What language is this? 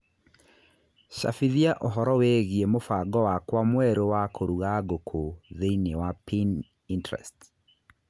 Kikuyu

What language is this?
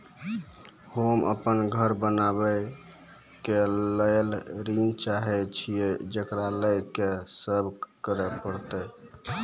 Maithili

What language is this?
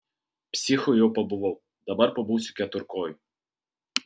Lithuanian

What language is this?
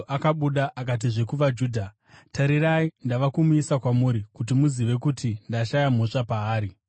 Shona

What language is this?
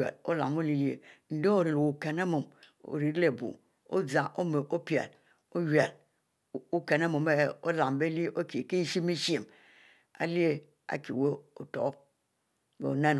Mbe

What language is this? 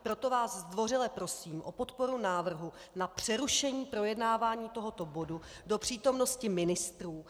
Czech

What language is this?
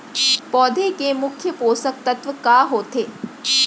Chhattisgarhi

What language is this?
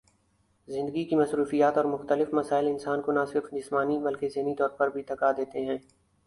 Urdu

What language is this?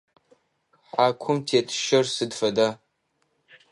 Adyghe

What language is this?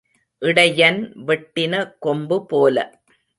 Tamil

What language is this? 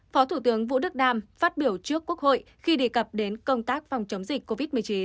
Vietnamese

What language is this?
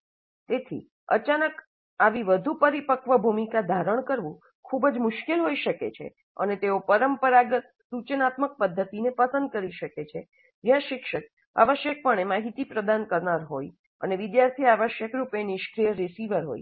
Gujarati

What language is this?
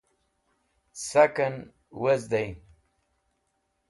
Wakhi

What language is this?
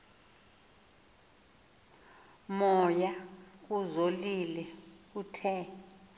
Xhosa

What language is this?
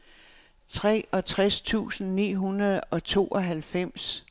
Danish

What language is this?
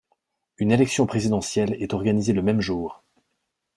French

